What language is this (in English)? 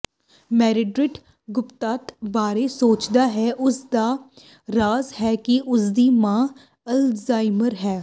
Punjabi